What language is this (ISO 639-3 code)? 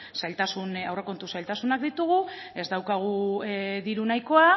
eus